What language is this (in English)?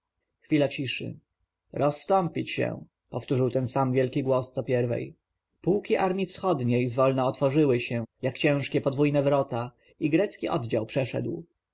Polish